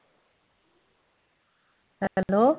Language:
Punjabi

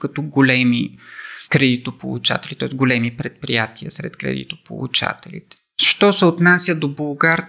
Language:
Bulgarian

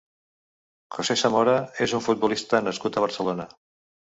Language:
Catalan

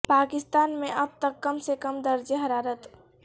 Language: Urdu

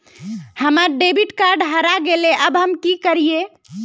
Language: Magahi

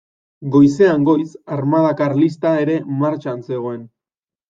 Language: Basque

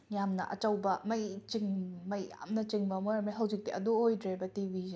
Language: Manipuri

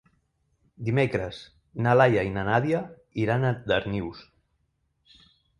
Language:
Catalan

